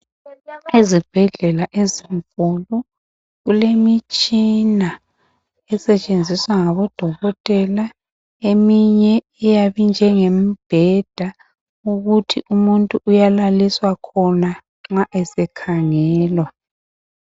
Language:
North Ndebele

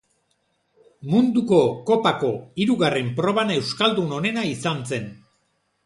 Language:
Basque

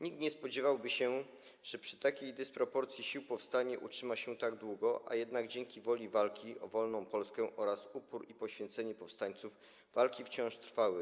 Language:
Polish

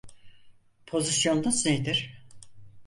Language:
Turkish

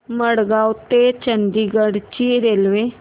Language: Marathi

